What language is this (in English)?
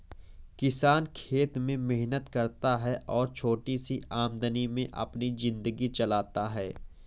Hindi